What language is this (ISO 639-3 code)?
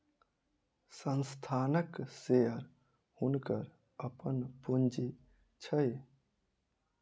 mai